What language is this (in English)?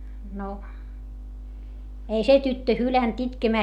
Finnish